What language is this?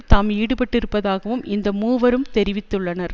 Tamil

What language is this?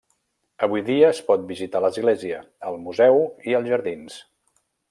Catalan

